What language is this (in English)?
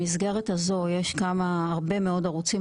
Hebrew